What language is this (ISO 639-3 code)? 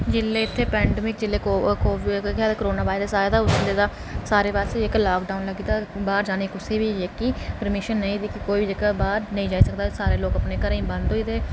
doi